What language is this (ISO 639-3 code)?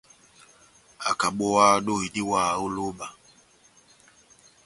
bnm